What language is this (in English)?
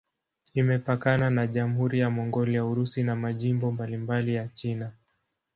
Swahili